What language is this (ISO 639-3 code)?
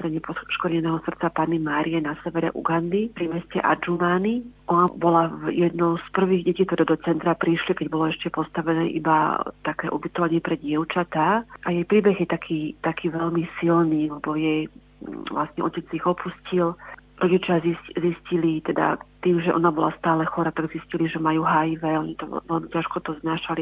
slk